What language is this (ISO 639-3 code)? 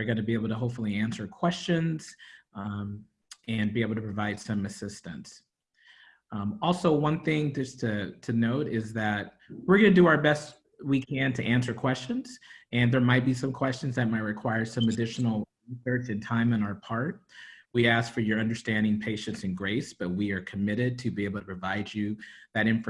eng